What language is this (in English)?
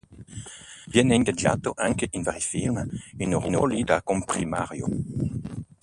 Italian